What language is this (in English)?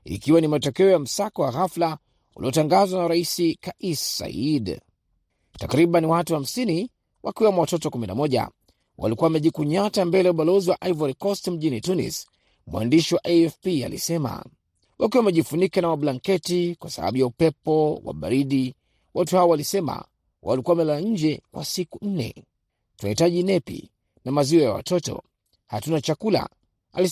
Swahili